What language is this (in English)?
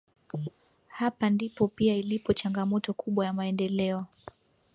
Swahili